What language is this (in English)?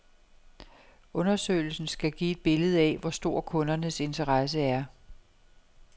Danish